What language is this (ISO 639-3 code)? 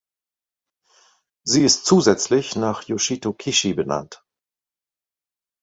deu